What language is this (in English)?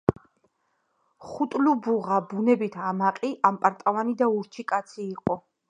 Georgian